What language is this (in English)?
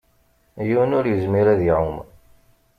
Kabyle